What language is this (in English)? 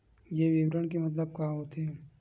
Chhattisgarhi